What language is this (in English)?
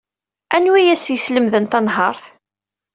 Kabyle